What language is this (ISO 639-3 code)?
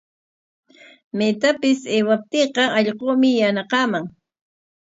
qwa